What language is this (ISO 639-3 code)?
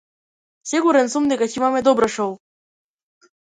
mkd